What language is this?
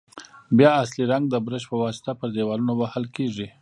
Pashto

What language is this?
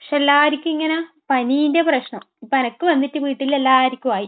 Malayalam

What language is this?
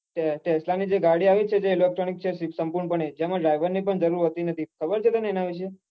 Gujarati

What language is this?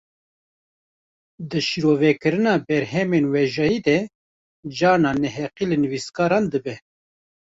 Kurdish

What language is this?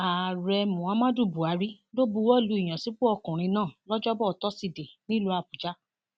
Yoruba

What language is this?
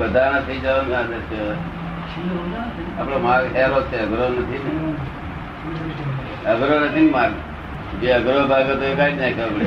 Gujarati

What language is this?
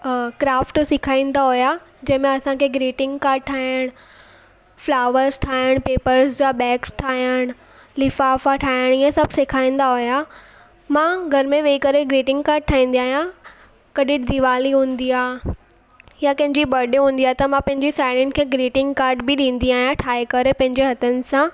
Sindhi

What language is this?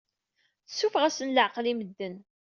Kabyle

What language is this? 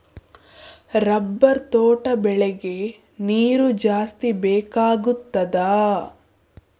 Kannada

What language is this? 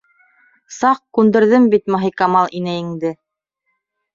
Bashkir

